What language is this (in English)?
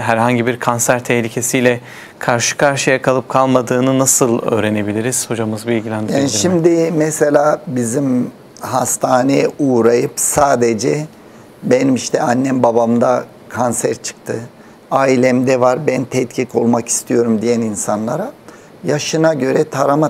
Turkish